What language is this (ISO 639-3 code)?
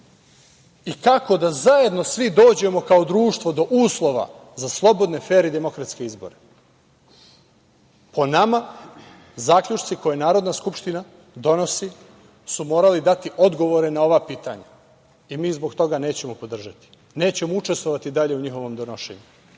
srp